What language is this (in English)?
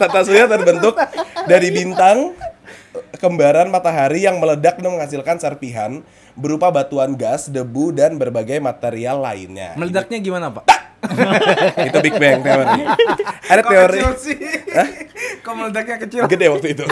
Indonesian